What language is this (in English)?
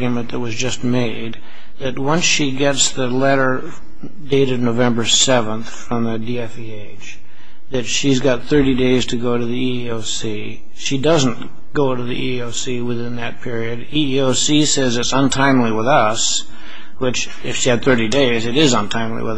English